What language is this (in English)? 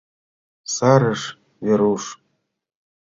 Mari